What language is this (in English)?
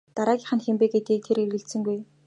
Mongolian